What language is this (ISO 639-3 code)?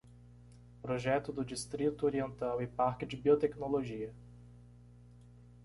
por